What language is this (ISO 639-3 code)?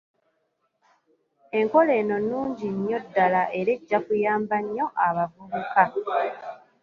lug